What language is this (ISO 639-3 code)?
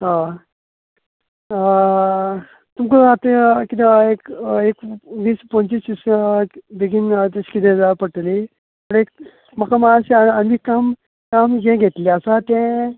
kok